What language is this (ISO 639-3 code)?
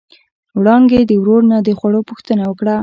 pus